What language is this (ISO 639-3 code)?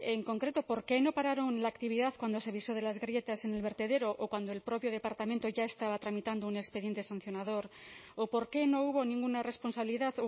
spa